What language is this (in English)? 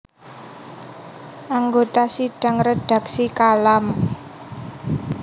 Javanese